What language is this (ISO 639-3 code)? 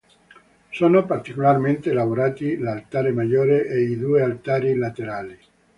ita